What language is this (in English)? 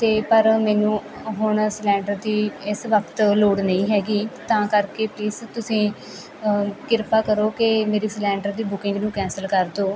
Punjabi